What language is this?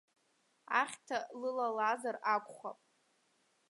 Abkhazian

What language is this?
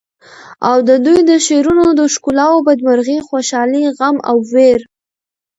Pashto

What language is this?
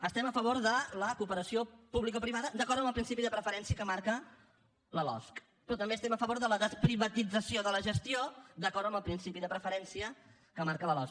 Catalan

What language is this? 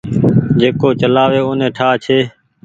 Goaria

